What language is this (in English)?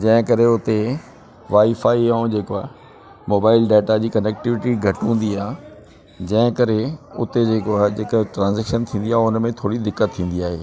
Sindhi